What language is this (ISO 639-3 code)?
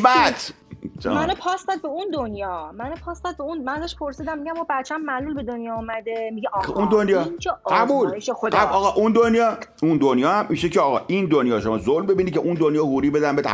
fas